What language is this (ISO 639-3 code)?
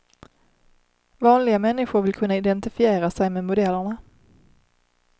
swe